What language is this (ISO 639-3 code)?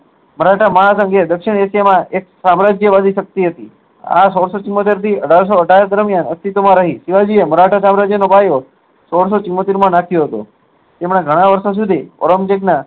guj